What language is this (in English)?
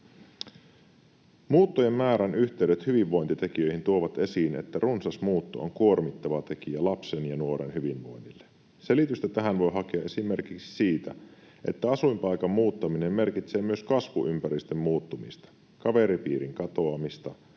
Finnish